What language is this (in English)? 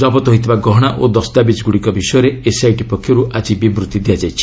Odia